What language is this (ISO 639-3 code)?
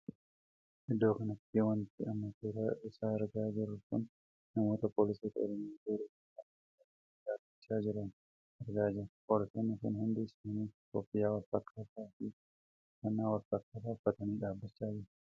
orm